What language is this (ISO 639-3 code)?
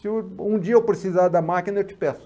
por